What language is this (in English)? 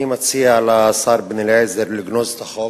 Hebrew